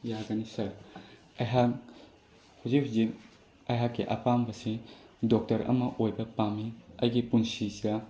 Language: Manipuri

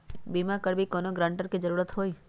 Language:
Magahi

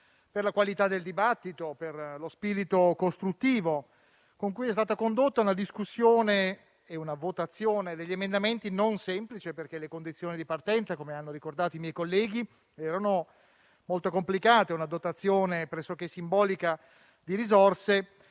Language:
Italian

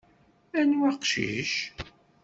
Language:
Kabyle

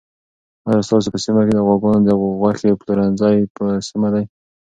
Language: Pashto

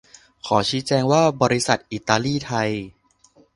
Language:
Thai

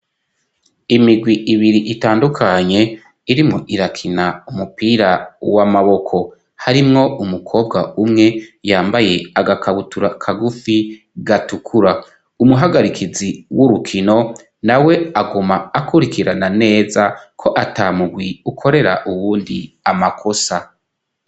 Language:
Rundi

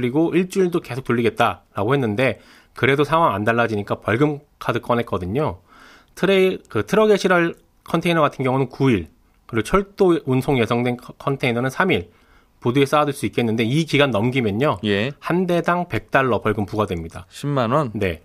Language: Korean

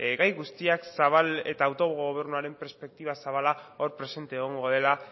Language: Basque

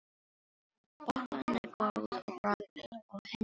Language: Icelandic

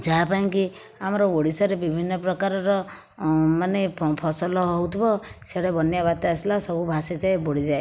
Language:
Odia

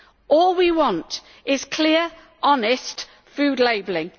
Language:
English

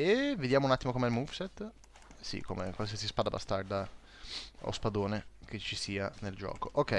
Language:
Italian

